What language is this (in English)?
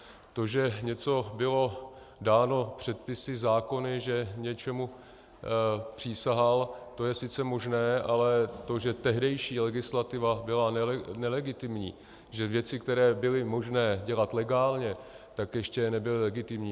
Czech